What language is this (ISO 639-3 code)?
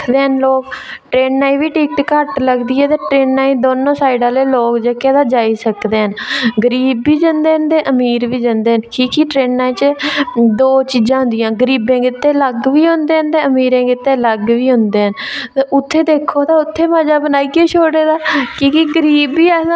doi